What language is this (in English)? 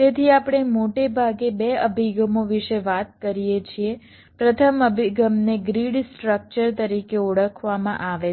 Gujarati